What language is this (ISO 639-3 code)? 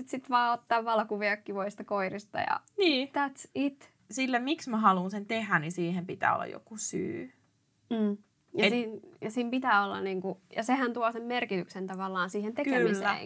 fin